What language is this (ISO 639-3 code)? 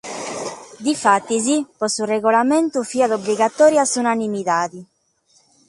srd